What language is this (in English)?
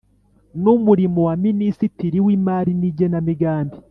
Kinyarwanda